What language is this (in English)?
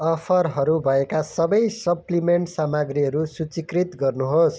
Nepali